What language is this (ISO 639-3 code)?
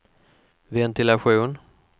swe